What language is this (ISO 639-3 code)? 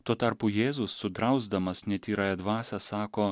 lit